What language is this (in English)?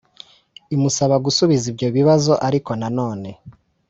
Kinyarwanda